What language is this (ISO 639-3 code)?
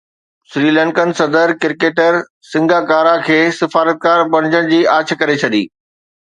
snd